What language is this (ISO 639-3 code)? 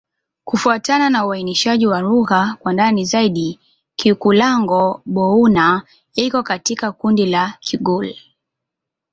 swa